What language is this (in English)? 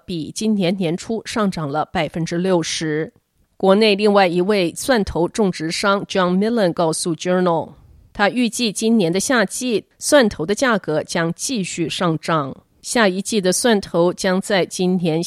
Chinese